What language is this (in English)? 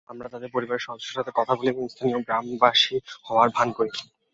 Bangla